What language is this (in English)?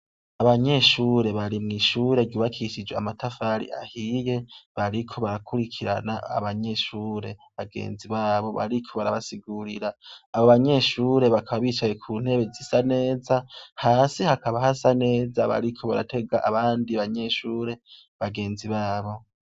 Rundi